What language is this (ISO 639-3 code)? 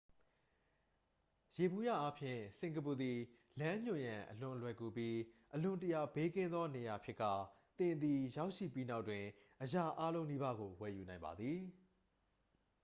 mya